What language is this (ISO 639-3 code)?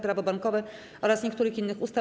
pol